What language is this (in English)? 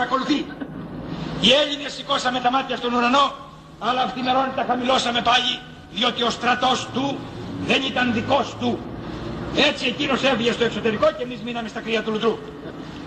Greek